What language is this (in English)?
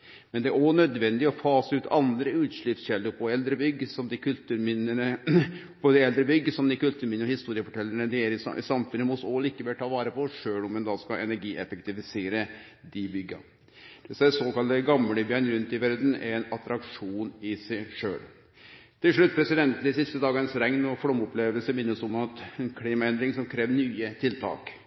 Norwegian Nynorsk